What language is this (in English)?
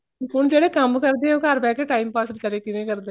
Punjabi